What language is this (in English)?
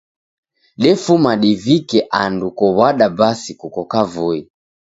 Taita